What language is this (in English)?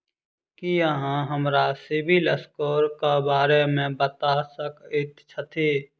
Maithili